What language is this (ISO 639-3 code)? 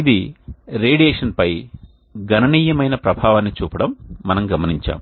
tel